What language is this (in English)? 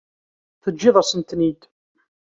Kabyle